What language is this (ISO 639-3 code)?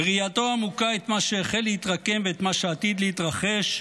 heb